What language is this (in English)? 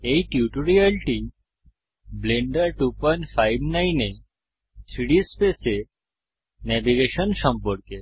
Bangla